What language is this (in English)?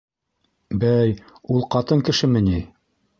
Bashkir